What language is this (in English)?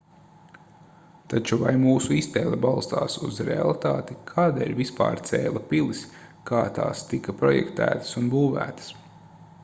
Latvian